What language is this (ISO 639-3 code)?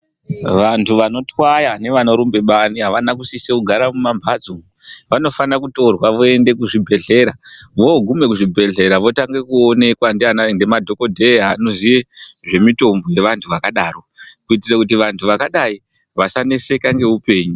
ndc